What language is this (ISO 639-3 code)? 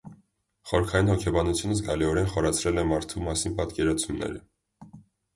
hye